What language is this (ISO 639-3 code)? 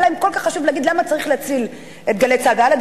heb